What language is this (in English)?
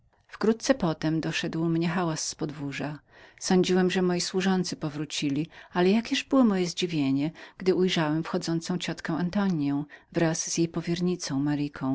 Polish